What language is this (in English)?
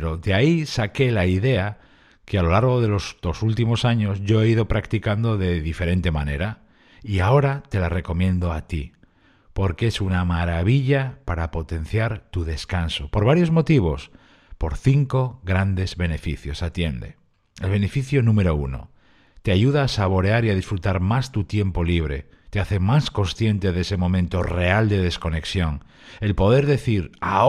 Spanish